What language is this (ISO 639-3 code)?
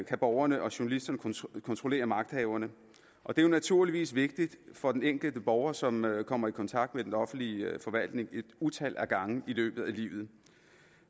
dan